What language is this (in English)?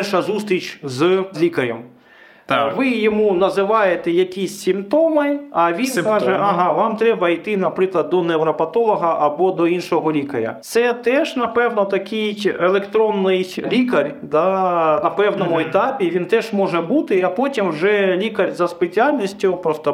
Ukrainian